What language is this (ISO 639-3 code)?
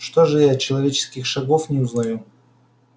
rus